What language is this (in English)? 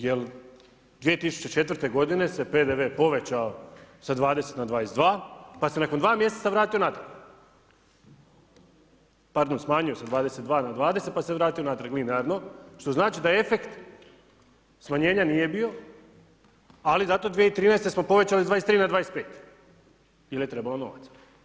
Croatian